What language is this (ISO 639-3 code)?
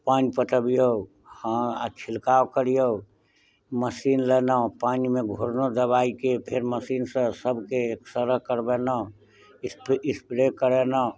mai